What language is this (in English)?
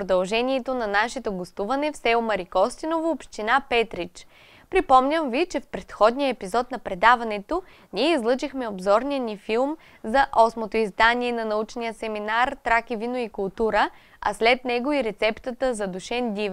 Bulgarian